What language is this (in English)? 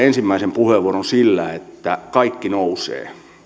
Finnish